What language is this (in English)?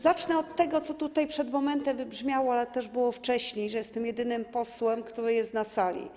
Polish